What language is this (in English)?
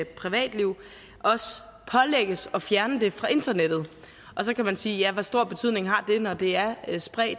Danish